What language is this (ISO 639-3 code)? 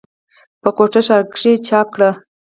pus